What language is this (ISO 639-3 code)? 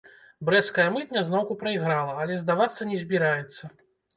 bel